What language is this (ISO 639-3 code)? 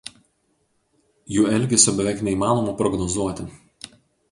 lit